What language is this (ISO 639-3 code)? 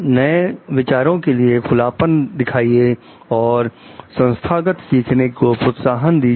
hin